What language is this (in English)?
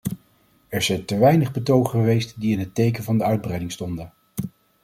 Dutch